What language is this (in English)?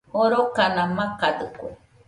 Nüpode Huitoto